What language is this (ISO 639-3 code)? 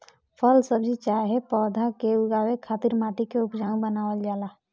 bho